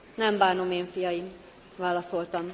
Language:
Hungarian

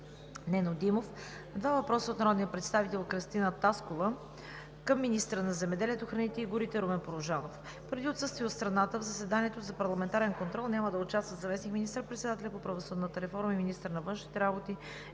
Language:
Bulgarian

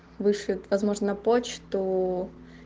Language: Russian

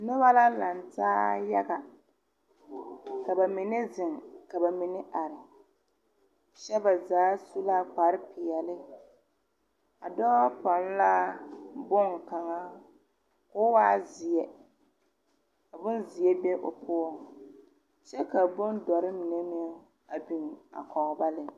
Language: Southern Dagaare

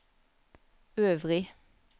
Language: Norwegian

